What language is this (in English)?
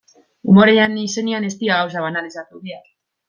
Basque